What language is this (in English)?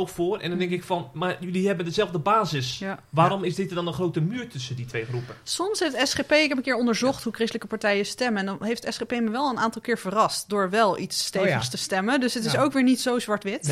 Dutch